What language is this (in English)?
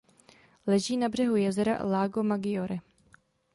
Czech